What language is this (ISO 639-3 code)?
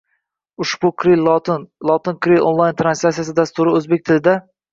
uzb